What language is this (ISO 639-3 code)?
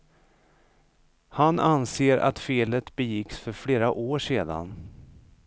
swe